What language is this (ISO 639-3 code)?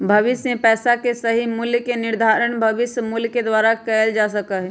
mag